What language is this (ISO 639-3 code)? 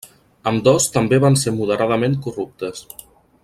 cat